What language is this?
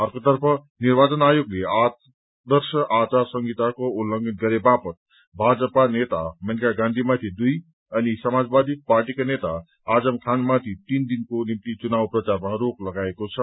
Nepali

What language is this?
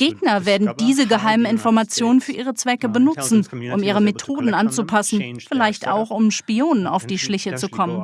German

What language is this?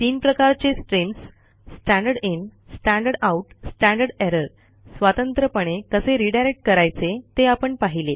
Marathi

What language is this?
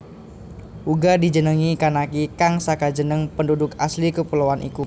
Javanese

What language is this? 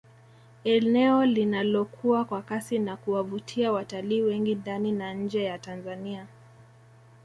Swahili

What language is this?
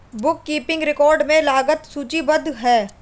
Hindi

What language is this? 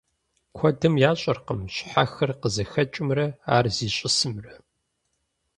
Kabardian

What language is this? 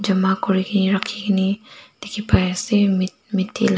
Naga Pidgin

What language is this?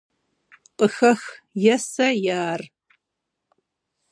Kabardian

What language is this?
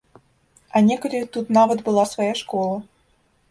Belarusian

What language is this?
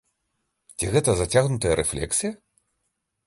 Belarusian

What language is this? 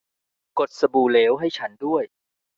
Thai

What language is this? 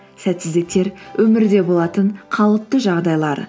Kazakh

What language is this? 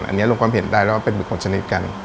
Thai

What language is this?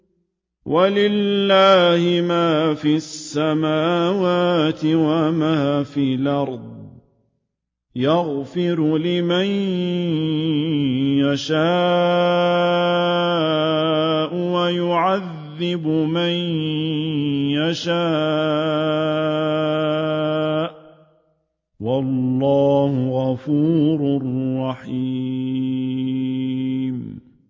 Arabic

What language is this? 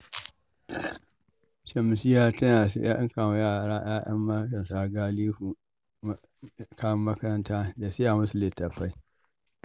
Hausa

